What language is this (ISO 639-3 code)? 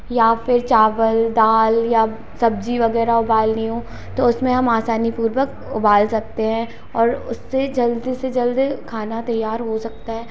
hin